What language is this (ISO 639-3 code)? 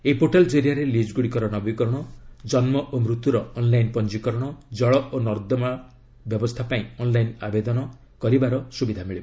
ori